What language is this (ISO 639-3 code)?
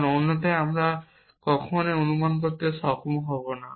ben